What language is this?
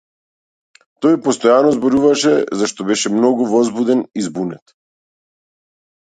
Macedonian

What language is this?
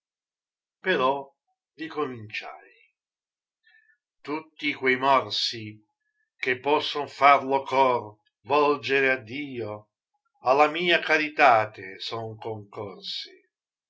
Italian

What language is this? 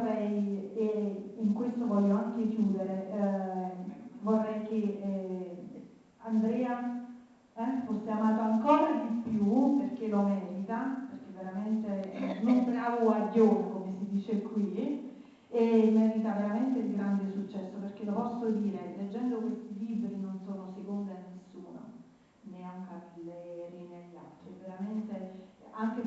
Italian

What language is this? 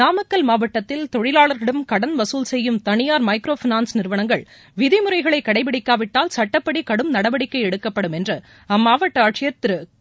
Tamil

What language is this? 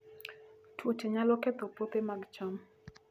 Luo (Kenya and Tanzania)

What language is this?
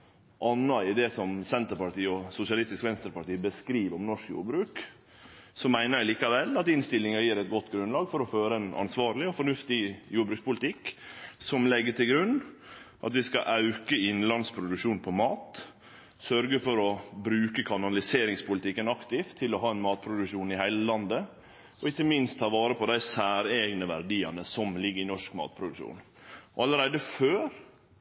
Norwegian Nynorsk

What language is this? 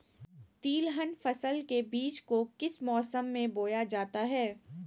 Magahi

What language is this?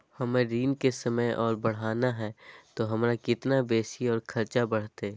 Magahi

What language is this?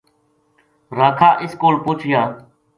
Gujari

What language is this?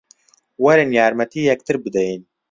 Central Kurdish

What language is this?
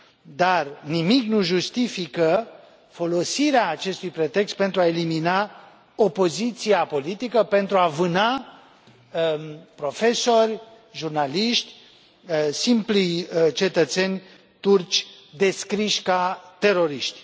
Romanian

